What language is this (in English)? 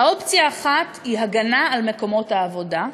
Hebrew